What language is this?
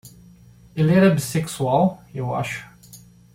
Portuguese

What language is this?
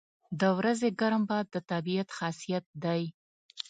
Pashto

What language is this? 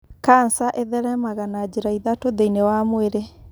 Kikuyu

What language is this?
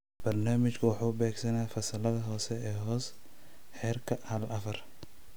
Somali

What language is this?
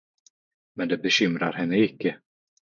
Swedish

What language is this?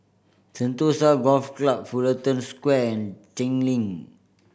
English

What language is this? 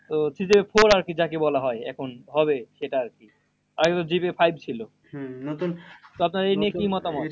Bangla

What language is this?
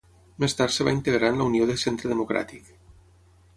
Catalan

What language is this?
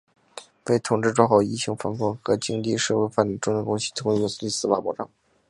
Chinese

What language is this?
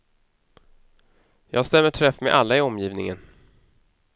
Swedish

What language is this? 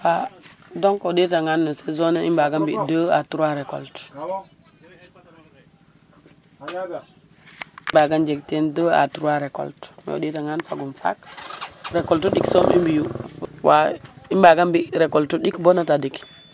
Serer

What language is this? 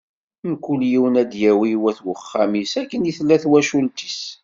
Kabyle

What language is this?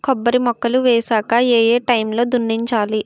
Telugu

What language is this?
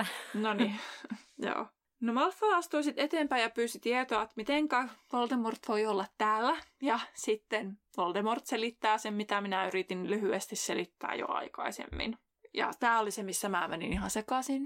Finnish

